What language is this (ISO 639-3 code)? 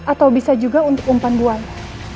ind